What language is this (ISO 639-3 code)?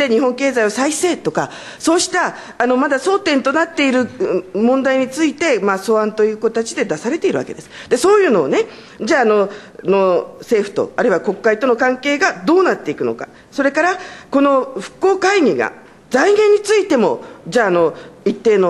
jpn